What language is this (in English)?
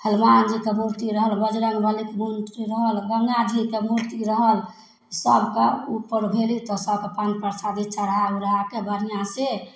Maithili